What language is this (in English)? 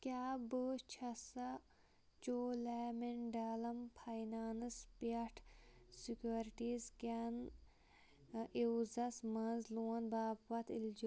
Kashmiri